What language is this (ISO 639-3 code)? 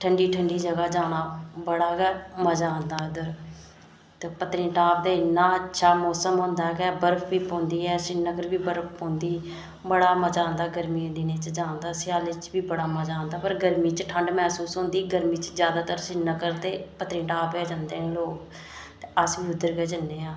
doi